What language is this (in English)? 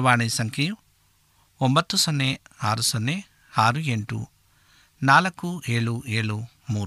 Kannada